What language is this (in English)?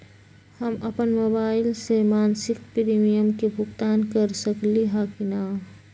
Magahi